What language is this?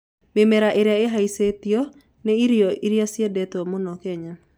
Kikuyu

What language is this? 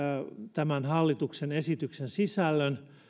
Finnish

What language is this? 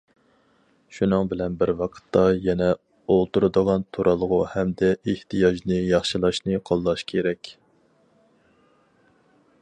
Uyghur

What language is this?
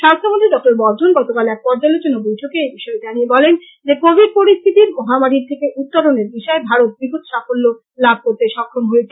Bangla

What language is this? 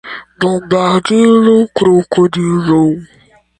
Esperanto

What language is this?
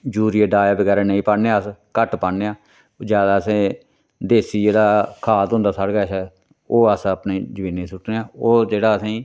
Dogri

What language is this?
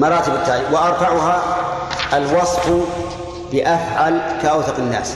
Arabic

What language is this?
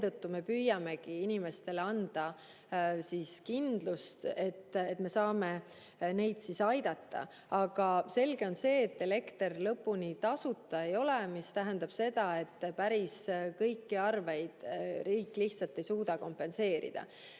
Estonian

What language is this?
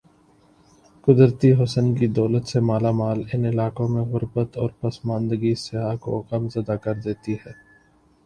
Urdu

